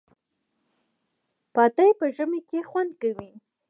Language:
Pashto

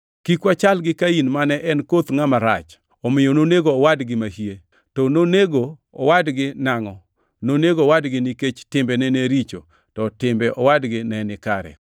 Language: Luo (Kenya and Tanzania)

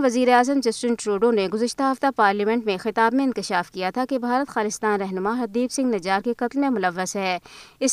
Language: Urdu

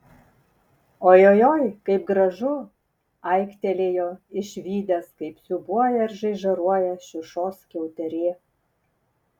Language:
Lithuanian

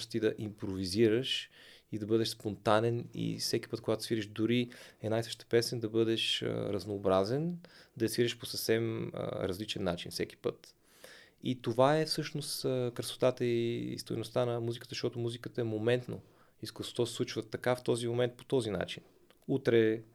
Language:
Bulgarian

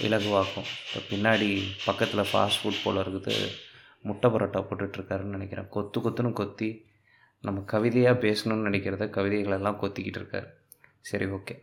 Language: Tamil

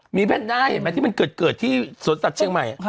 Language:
Thai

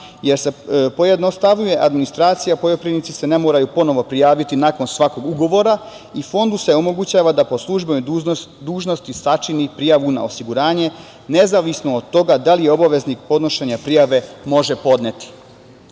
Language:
Serbian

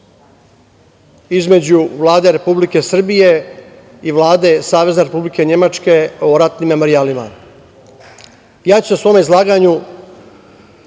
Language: Serbian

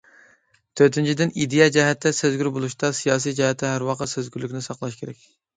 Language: Uyghur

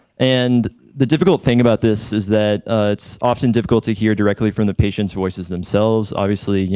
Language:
English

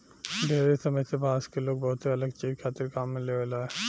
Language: Bhojpuri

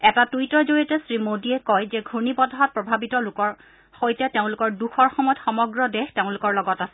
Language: Assamese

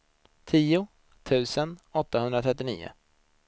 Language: Swedish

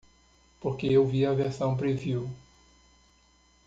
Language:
Portuguese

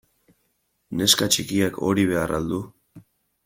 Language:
Basque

